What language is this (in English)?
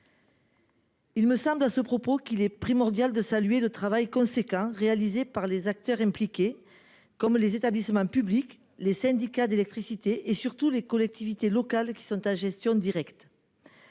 French